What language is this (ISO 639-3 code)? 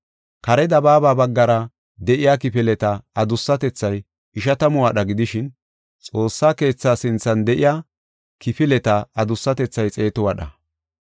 gof